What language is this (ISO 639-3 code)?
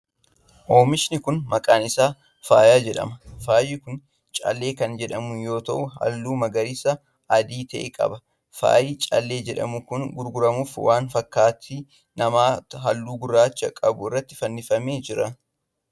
orm